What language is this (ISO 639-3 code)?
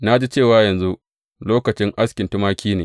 hau